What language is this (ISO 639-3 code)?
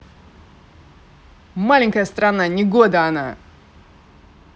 rus